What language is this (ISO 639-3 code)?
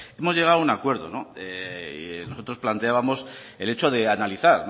spa